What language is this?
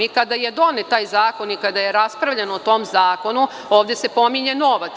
Serbian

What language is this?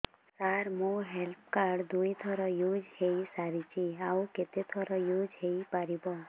Odia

